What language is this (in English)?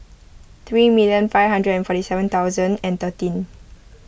English